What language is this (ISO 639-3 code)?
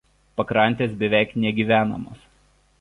lit